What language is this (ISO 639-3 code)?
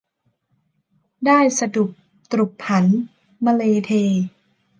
tha